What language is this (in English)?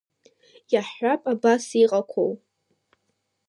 Abkhazian